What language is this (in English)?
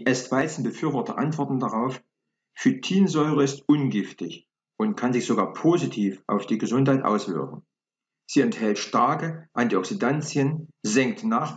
German